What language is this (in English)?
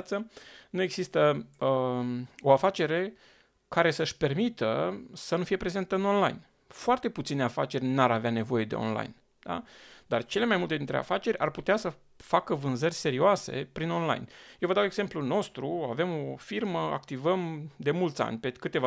Romanian